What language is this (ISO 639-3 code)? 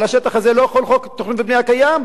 heb